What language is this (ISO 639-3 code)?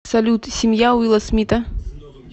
rus